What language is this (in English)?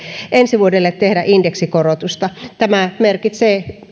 Finnish